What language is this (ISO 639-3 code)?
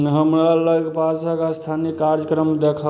mai